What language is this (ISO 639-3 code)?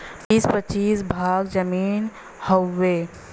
bho